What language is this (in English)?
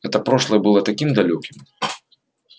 Russian